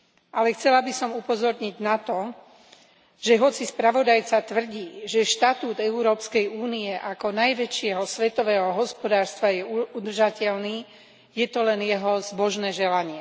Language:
Slovak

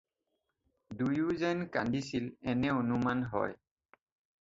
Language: Assamese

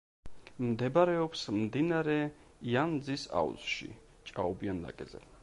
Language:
Georgian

